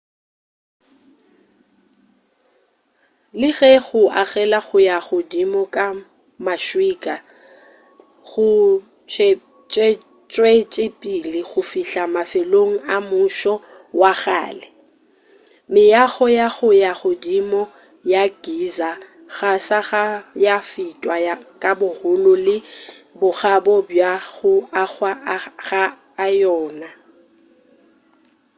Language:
Northern Sotho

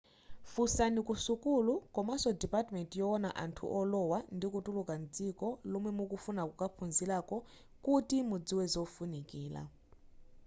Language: Nyanja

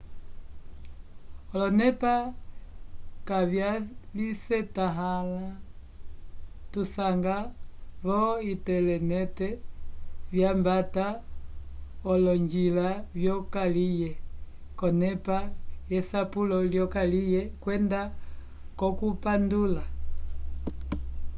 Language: Umbundu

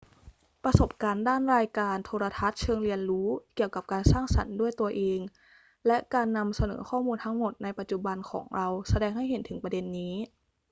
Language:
Thai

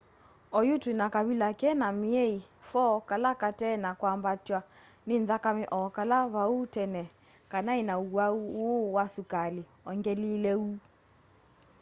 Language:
Kamba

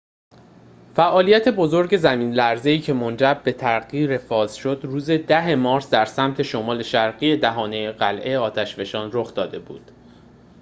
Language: Persian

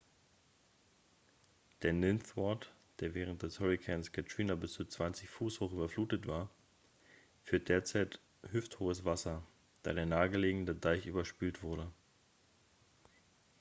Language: German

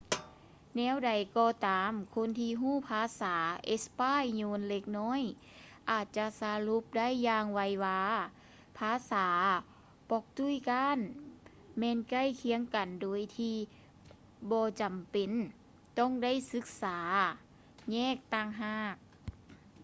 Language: Lao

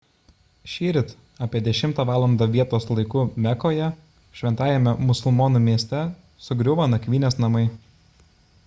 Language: Lithuanian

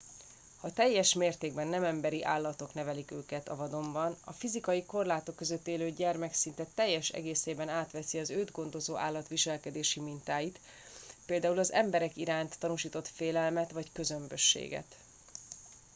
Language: Hungarian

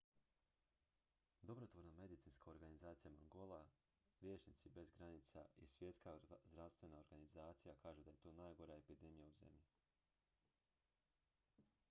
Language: Croatian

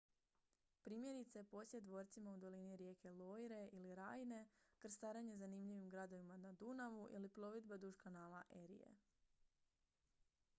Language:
Croatian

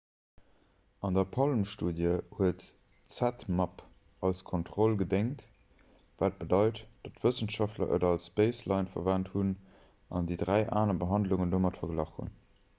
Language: Luxembourgish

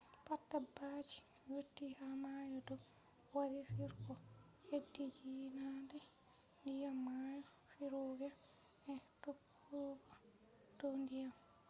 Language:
Fula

